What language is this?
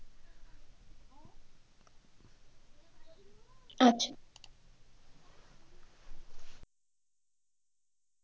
Bangla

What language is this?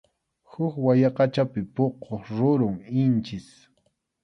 Arequipa-La Unión Quechua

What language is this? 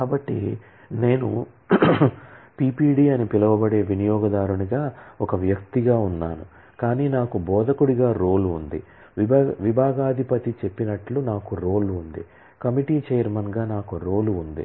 Telugu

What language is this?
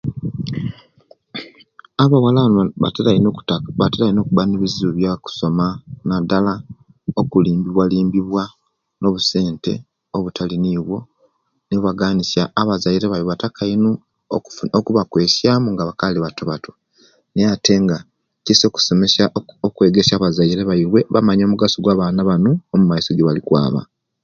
Kenyi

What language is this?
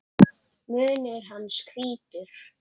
Icelandic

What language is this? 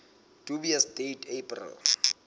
Southern Sotho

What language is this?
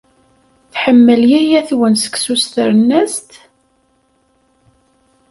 Kabyle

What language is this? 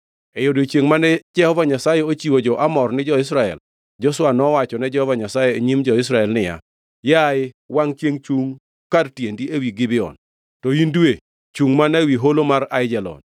Luo (Kenya and Tanzania)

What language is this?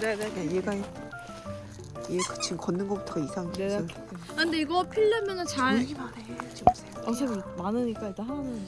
Korean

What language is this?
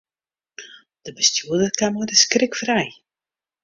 Western Frisian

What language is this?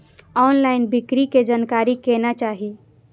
Maithili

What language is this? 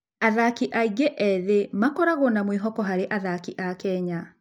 Kikuyu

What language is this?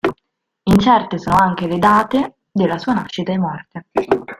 Italian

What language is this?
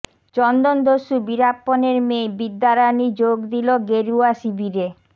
Bangla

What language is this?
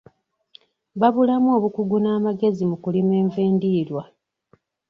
Ganda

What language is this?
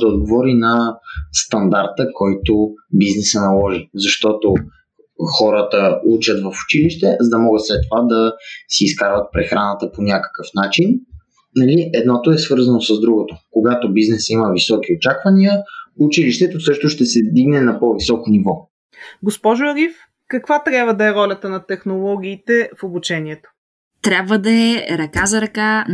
Bulgarian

